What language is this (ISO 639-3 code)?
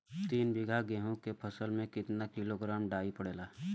bho